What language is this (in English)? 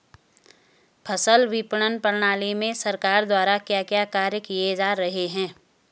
Hindi